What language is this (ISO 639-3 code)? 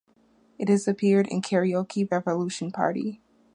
eng